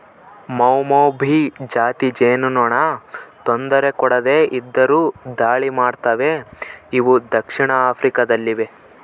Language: Kannada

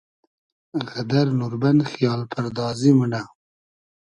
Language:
Hazaragi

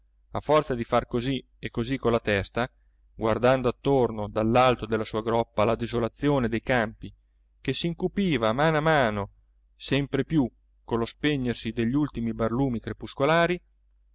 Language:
Italian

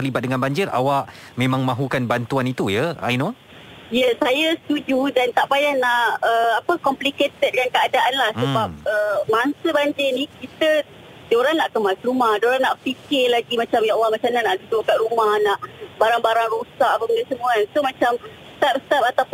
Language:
Malay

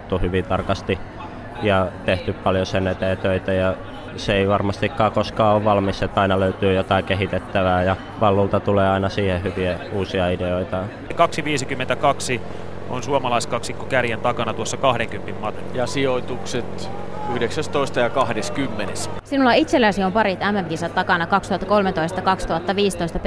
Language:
Finnish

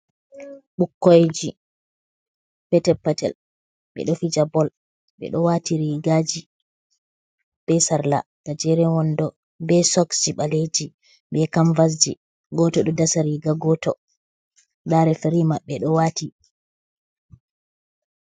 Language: Fula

